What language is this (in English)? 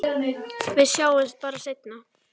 Icelandic